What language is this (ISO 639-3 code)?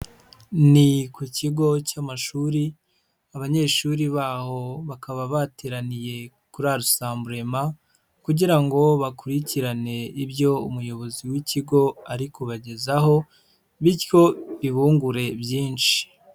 kin